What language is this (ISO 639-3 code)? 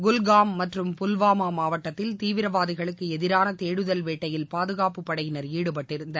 tam